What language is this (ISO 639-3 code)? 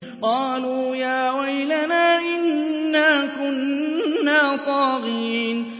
ara